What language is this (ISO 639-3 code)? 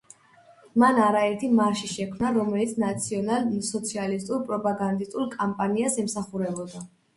kat